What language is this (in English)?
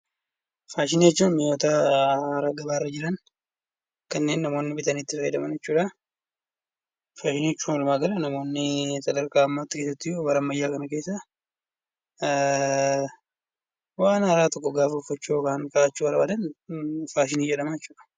Oromo